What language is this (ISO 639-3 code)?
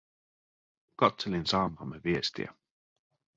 fin